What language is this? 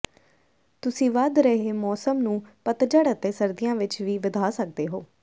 Punjabi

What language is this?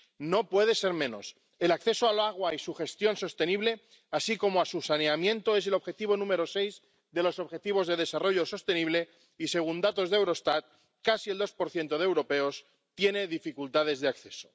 Spanish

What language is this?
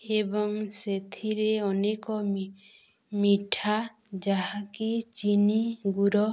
Odia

